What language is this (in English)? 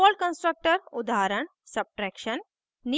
Hindi